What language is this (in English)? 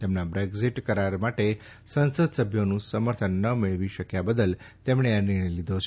Gujarati